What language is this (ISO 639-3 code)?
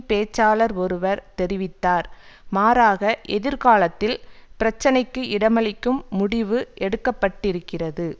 tam